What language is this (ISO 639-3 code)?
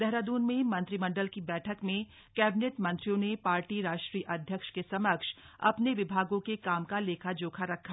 hin